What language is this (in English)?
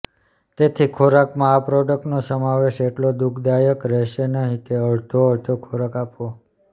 Gujarati